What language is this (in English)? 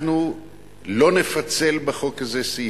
Hebrew